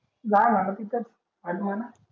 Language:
Marathi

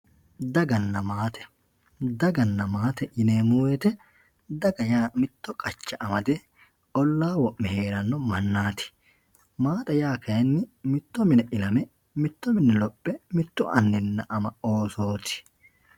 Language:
Sidamo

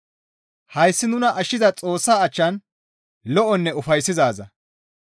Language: Gamo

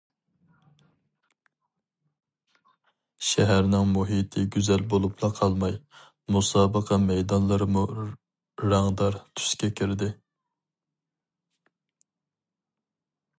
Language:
Uyghur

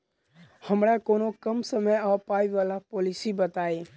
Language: Maithili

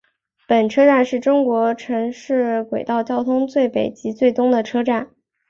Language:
Chinese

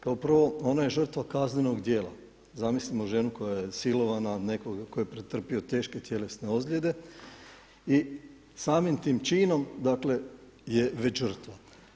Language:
Croatian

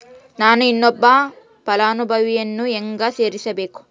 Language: Kannada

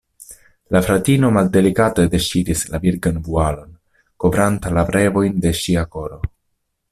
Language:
Esperanto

